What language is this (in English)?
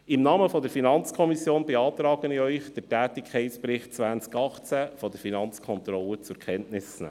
Swiss German